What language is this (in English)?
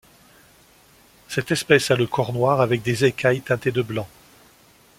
French